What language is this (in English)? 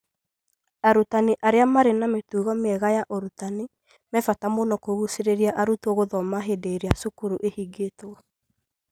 Kikuyu